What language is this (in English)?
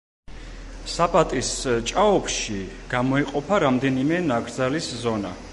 Georgian